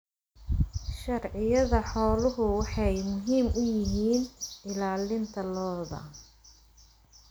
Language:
Somali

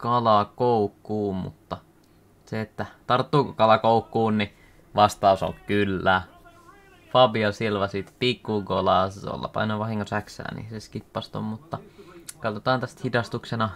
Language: Finnish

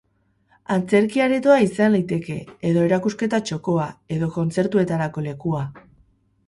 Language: Basque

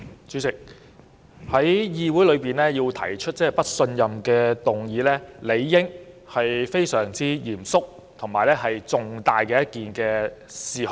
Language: Cantonese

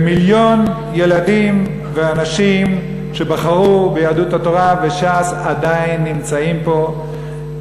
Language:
Hebrew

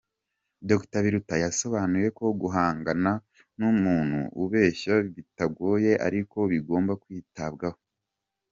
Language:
Kinyarwanda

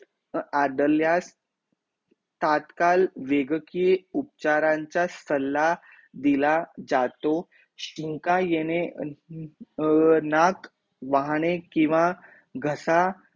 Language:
Marathi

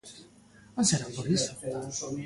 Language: Galician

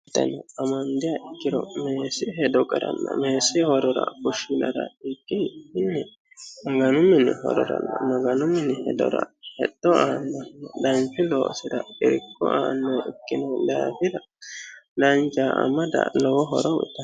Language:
Sidamo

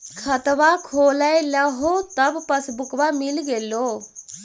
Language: Magahi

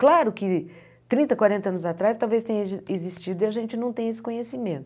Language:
Portuguese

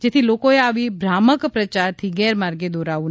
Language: Gujarati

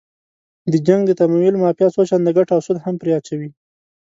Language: Pashto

